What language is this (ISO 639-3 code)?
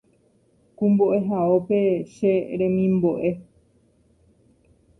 grn